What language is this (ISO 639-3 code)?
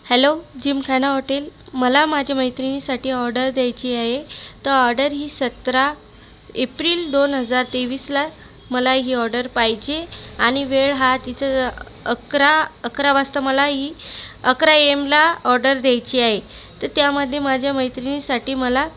mar